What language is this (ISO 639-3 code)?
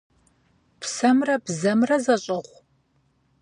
kbd